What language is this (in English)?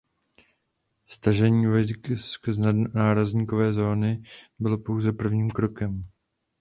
Czech